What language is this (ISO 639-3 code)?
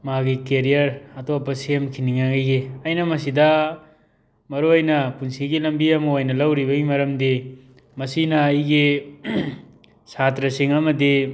mni